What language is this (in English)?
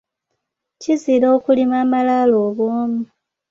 Ganda